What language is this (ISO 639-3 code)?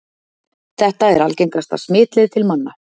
isl